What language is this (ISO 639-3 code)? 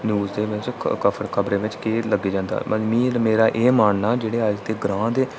doi